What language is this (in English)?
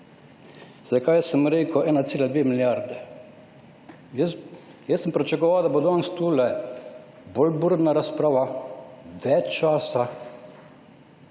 Slovenian